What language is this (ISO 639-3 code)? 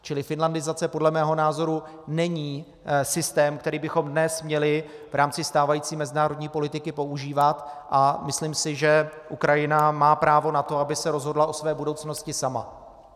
ces